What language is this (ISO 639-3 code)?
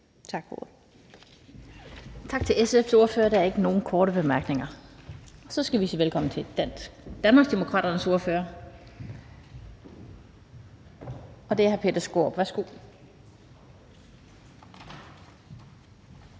dan